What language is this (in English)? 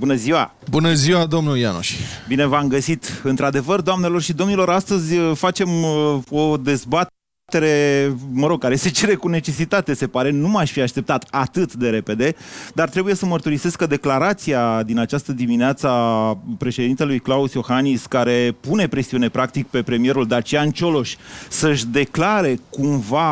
Romanian